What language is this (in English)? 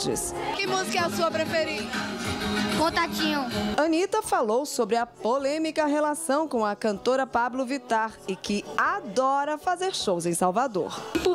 Portuguese